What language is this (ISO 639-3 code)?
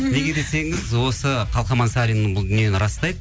kaz